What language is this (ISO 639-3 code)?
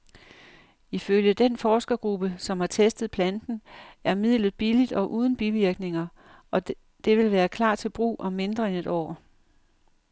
dan